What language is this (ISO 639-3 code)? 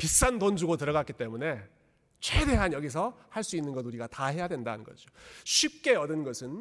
kor